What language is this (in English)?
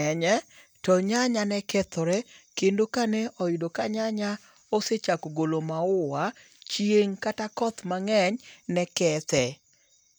Luo (Kenya and Tanzania)